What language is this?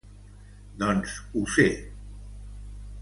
Catalan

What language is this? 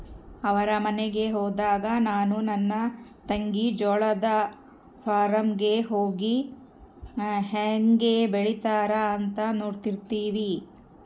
Kannada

